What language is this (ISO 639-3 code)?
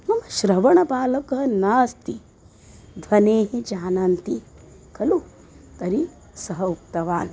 san